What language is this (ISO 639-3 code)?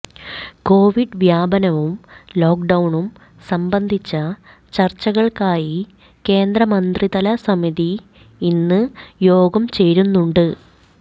mal